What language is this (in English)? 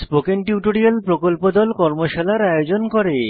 Bangla